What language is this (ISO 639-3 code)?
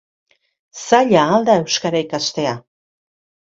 eus